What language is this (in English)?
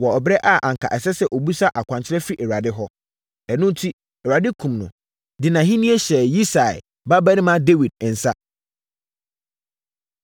Akan